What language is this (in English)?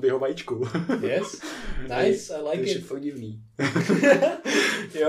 Czech